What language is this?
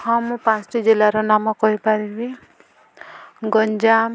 Odia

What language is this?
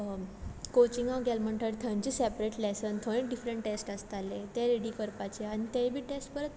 Konkani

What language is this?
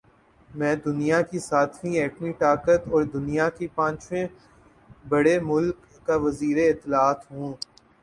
Urdu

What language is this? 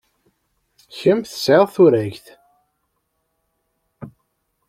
Kabyle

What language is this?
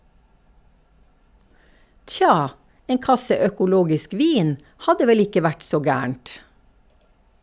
Norwegian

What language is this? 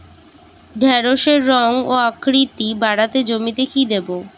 Bangla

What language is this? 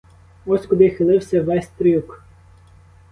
Ukrainian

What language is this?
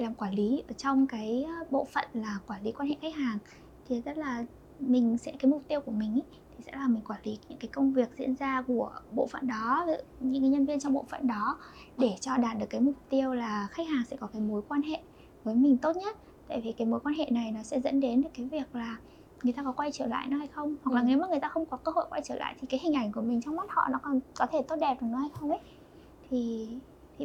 Vietnamese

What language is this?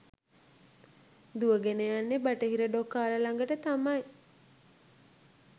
Sinhala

